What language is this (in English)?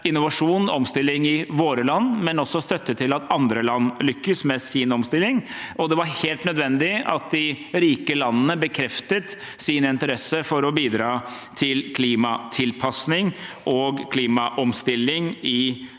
Norwegian